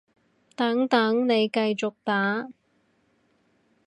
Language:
Cantonese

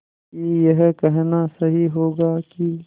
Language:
Hindi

